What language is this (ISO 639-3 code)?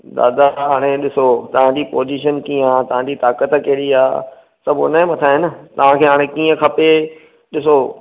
snd